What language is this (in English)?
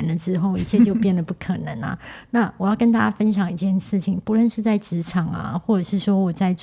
Chinese